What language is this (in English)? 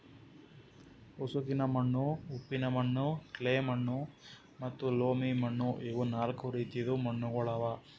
Kannada